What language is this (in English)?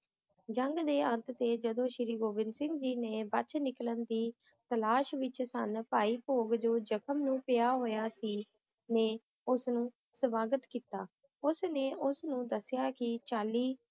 Punjabi